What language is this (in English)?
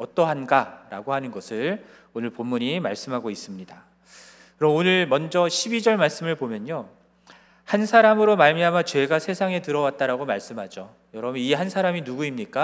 Korean